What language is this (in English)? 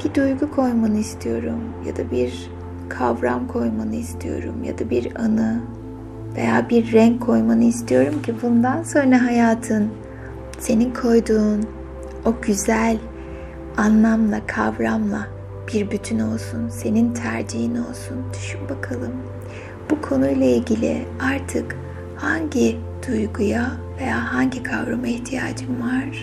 Turkish